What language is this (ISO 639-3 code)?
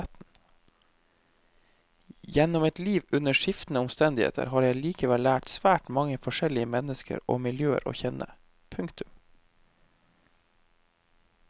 nor